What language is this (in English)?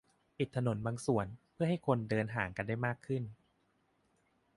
Thai